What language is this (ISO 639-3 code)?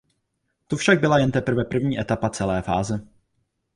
ces